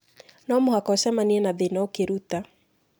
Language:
Kikuyu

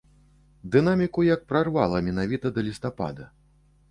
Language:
Belarusian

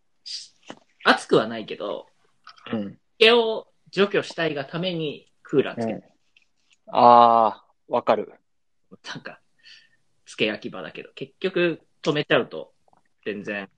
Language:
Japanese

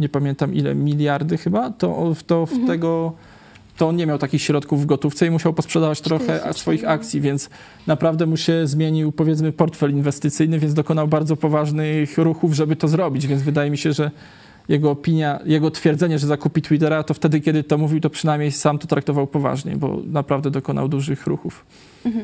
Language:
Polish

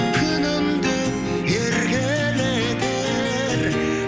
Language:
Kazakh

